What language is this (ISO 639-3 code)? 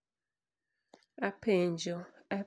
luo